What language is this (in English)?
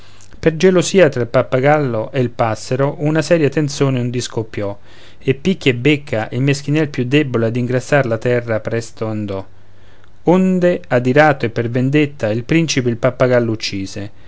Italian